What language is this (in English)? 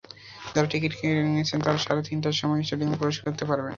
Bangla